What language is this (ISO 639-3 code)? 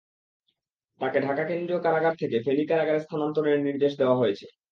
ben